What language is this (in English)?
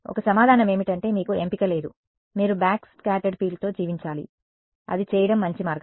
Telugu